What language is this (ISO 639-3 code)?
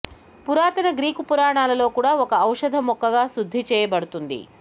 tel